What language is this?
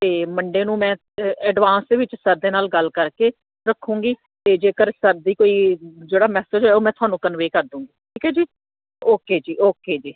Punjabi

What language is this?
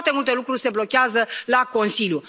Romanian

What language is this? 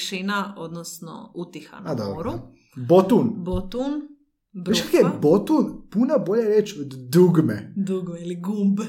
Croatian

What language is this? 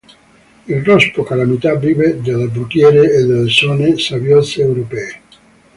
Italian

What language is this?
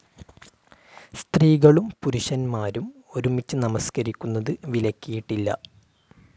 Malayalam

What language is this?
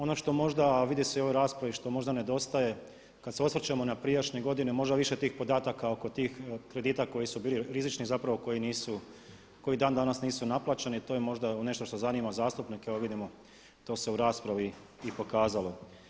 Croatian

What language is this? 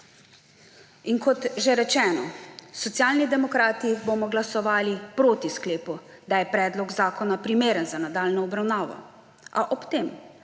Slovenian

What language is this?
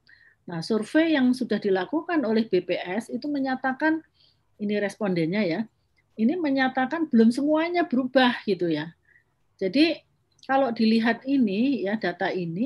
Indonesian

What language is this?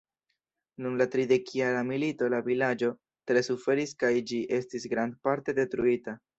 Esperanto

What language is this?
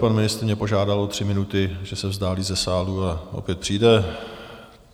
Czech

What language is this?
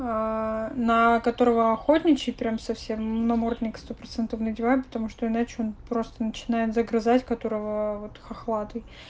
Russian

